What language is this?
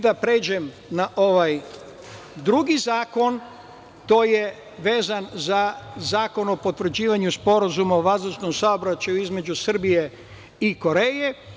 Serbian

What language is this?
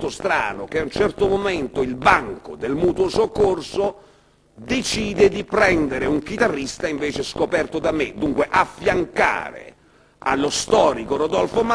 Italian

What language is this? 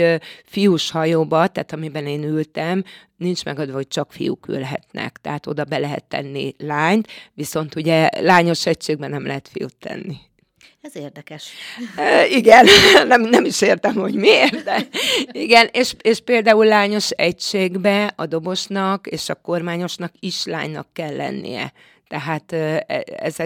Hungarian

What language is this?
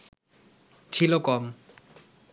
Bangla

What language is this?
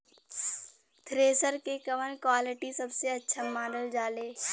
Bhojpuri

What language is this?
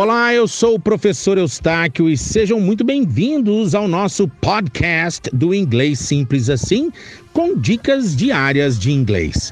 Portuguese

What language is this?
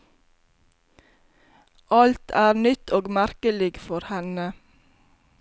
Norwegian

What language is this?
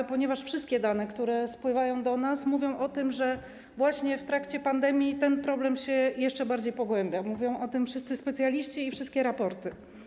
Polish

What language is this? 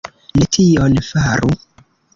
Esperanto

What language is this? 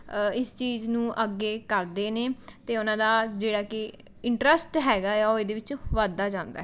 Punjabi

